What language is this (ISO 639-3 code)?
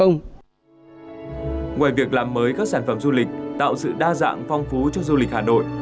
vie